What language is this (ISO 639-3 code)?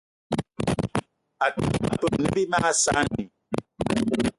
eto